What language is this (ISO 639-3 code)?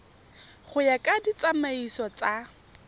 tsn